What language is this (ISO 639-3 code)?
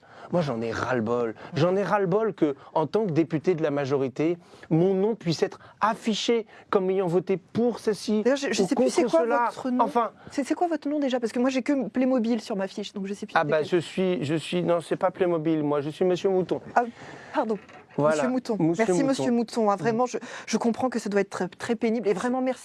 fra